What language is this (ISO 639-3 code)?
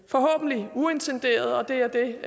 dan